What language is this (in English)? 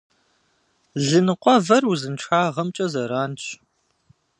Kabardian